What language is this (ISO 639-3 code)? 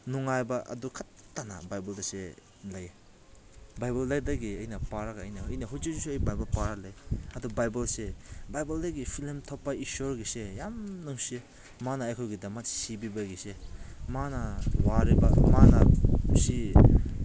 mni